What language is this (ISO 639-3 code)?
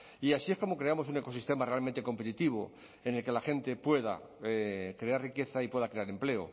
spa